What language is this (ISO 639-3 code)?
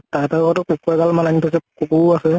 asm